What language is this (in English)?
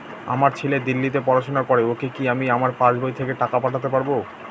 Bangla